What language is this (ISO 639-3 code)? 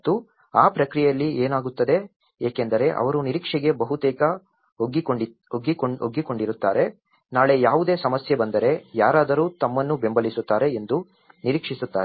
kan